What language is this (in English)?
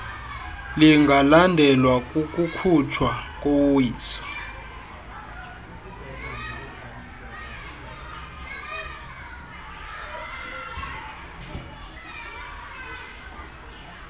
Xhosa